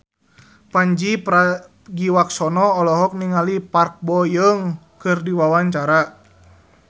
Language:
Sundanese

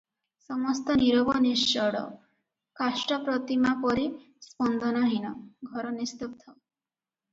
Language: Odia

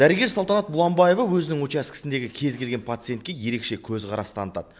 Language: Kazakh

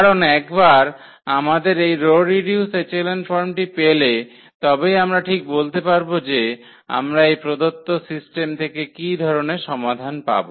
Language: Bangla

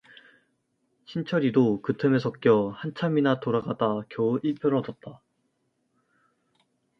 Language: Korean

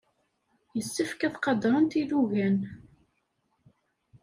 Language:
Kabyle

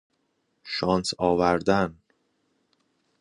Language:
Persian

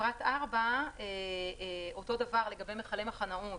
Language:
Hebrew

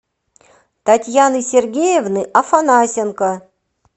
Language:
Russian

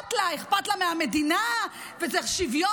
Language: Hebrew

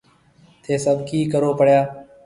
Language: Marwari (Pakistan)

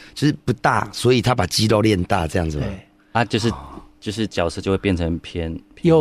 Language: Chinese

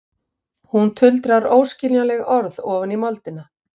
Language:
Icelandic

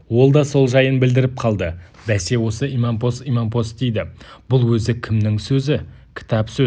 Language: Kazakh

